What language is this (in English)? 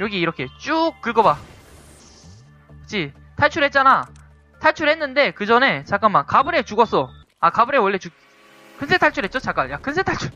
Korean